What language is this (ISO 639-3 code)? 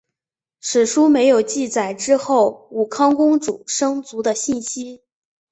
zho